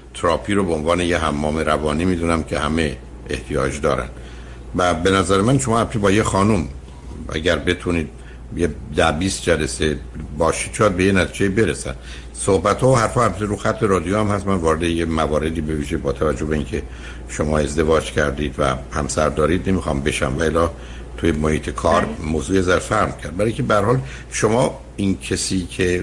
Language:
Persian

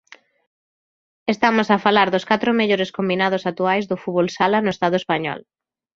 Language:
Galician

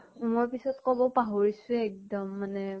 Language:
Assamese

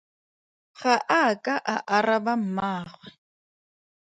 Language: Tswana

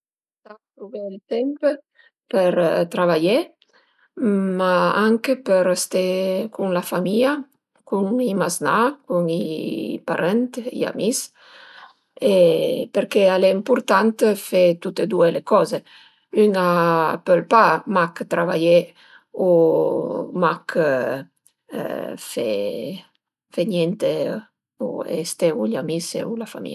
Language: Piedmontese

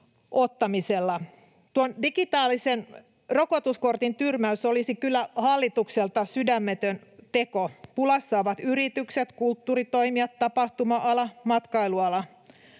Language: Finnish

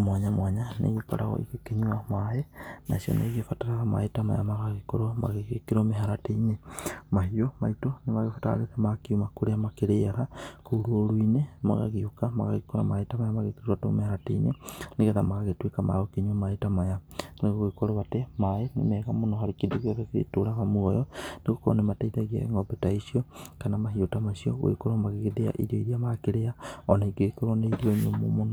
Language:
Kikuyu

